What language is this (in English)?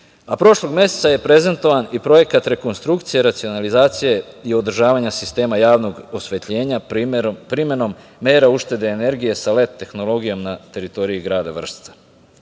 Serbian